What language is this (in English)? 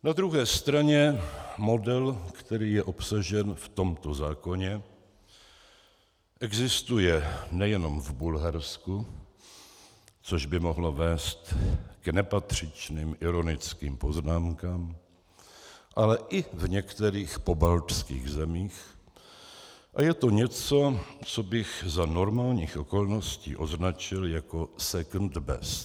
Czech